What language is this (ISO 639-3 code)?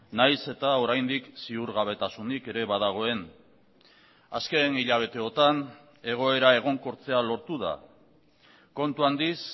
eus